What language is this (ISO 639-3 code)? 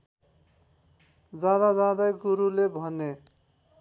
nep